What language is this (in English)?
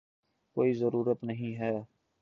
Urdu